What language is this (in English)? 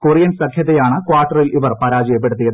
Malayalam